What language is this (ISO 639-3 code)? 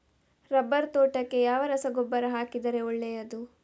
kan